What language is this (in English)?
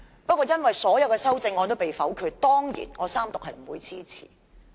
Cantonese